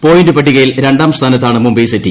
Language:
Malayalam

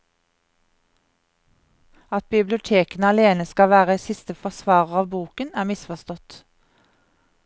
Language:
Norwegian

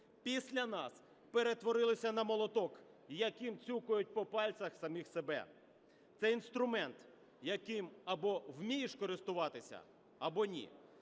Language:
Ukrainian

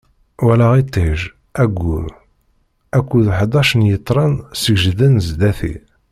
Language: Kabyle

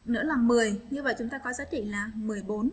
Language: Vietnamese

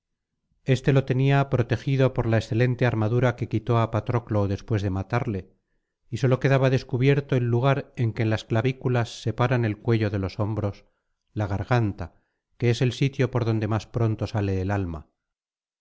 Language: Spanish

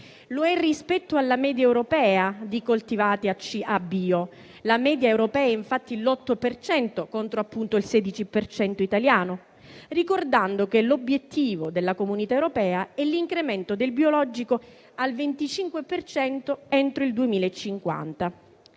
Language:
Italian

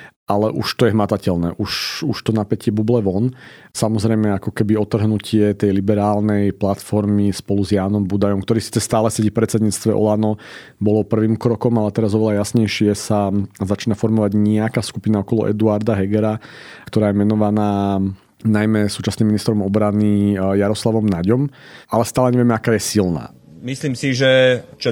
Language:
Slovak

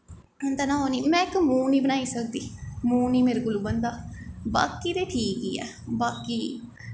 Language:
Dogri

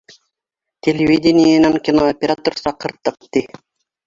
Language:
Bashkir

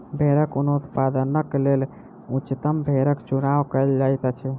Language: Maithili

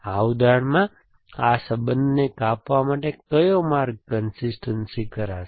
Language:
Gujarati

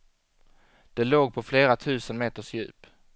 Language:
Swedish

